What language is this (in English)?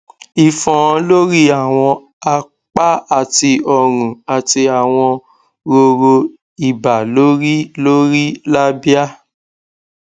Yoruba